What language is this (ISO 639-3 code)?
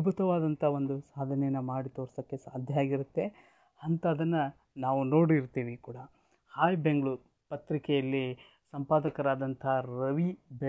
kan